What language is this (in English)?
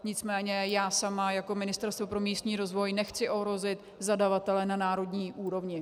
Czech